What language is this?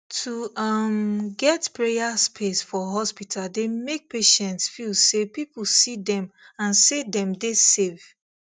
Nigerian Pidgin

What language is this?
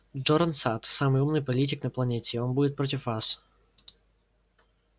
Russian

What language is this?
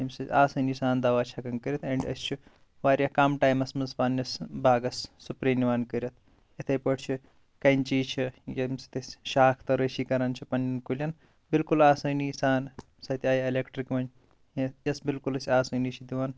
Kashmiri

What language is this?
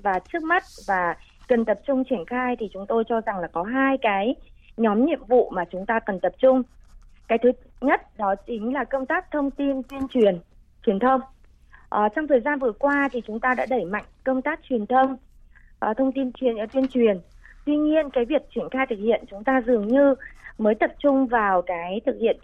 Vietnamese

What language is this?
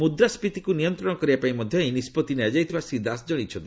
Odia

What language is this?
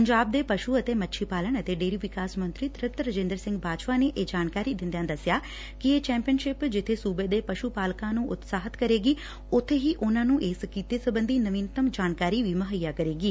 Punjabi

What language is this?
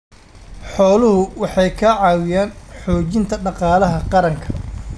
Somali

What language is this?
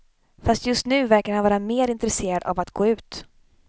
Swedish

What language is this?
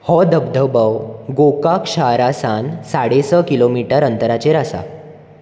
Konkani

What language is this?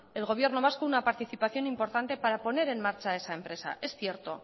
Spanish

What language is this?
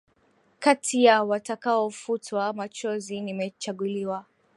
Swahili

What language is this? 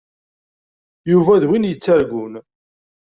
Kabyle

